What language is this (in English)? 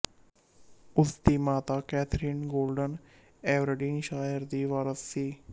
Punjabi